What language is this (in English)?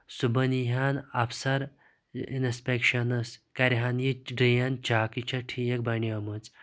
Kashmiri